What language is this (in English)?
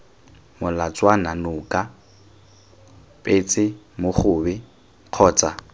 Tswana